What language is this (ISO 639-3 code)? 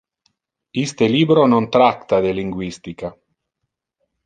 ina